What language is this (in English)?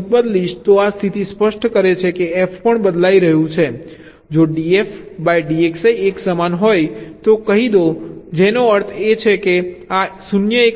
Gujarati